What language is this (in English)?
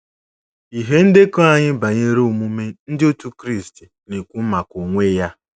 Igbo